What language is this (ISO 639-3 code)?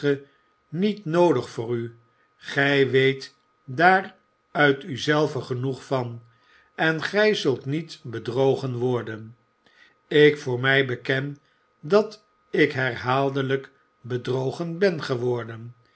nld